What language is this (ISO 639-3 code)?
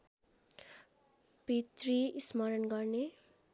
nep